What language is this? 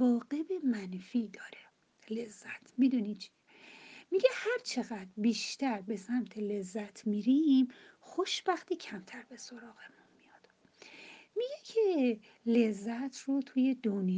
Persian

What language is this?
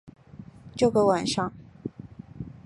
Chinese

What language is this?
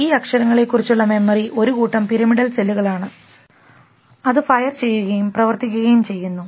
Malayalam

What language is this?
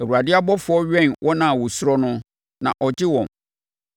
Akan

